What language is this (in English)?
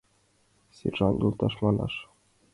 Mari